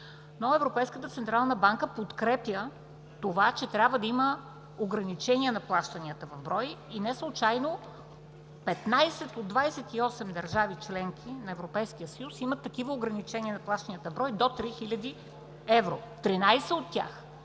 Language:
Bulgarian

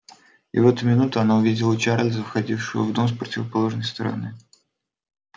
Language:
Russian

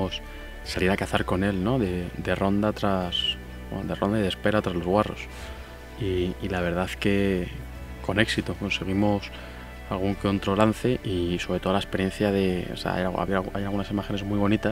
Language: Spanish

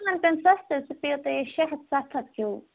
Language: Kashmiri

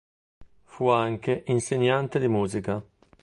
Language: Italian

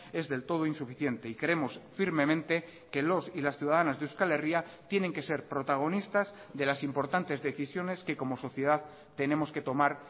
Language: Spanish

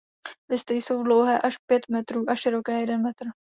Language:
Czech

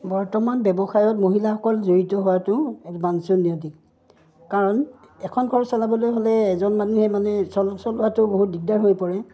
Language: Assamese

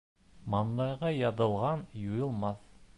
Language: Bashkir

